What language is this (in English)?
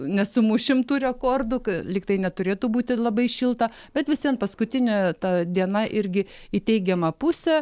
Lithuanian